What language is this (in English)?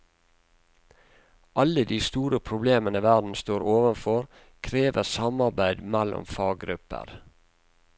Norwegian